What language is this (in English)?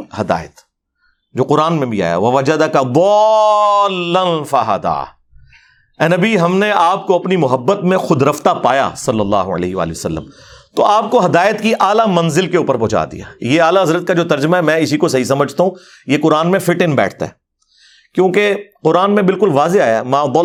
Urdu